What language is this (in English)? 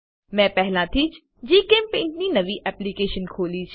Gujarati